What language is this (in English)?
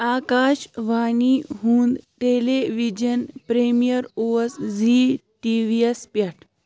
Kashmiri